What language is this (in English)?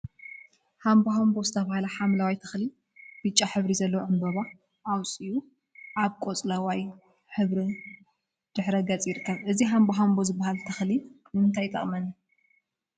Tigrinya